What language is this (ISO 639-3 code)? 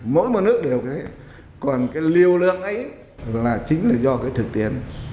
vie